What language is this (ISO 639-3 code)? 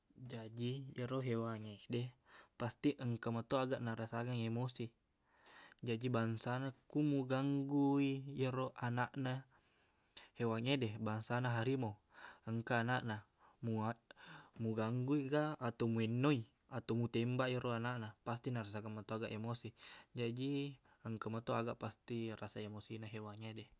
bug